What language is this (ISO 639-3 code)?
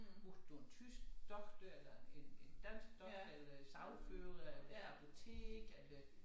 dan